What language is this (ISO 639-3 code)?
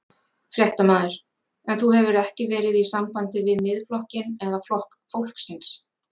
isl